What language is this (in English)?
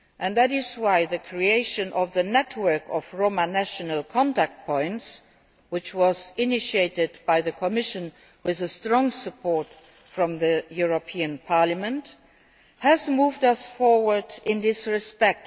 English